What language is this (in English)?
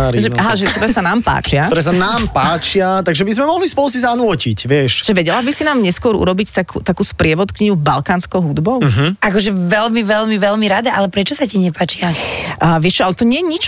Slovak